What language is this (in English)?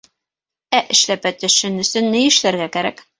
Bashkir